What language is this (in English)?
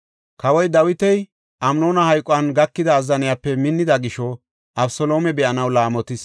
Gofa